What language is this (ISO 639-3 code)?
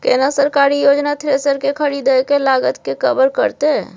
mai